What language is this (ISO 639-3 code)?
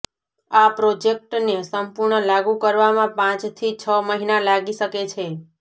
guj